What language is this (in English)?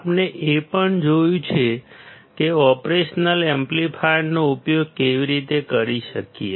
Gujarati